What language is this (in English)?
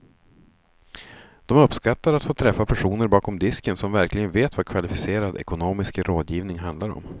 Swedish